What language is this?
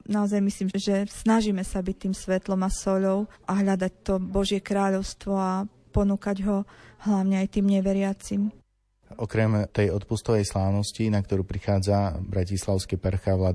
Slovak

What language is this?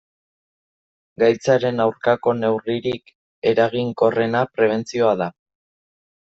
Basque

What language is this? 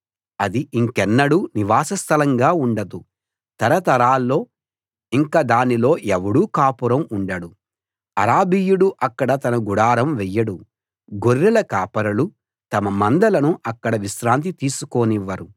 Telugu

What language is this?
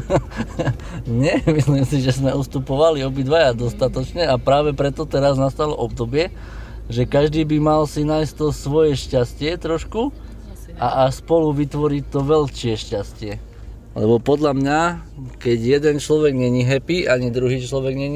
Slovak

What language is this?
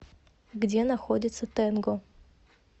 Russian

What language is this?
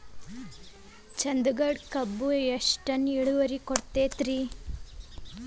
Kannada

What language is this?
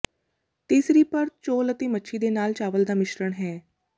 Punjabi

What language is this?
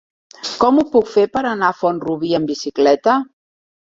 Catalan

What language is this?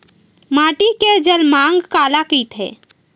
Chhattisgarhi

